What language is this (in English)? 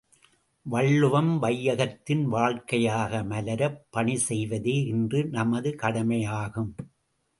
Tamil